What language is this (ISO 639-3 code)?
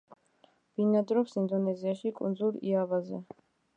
kat